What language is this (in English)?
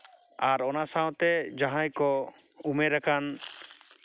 Santali